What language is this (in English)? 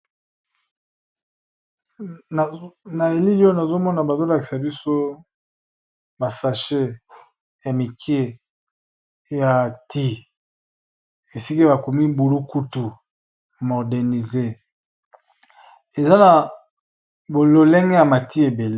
Lingala